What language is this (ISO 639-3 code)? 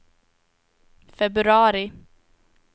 swe